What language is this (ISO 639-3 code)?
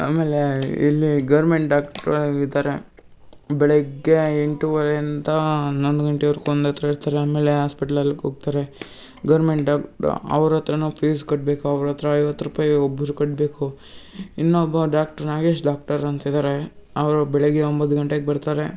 kan